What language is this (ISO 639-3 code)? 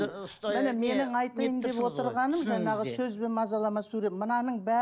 kaz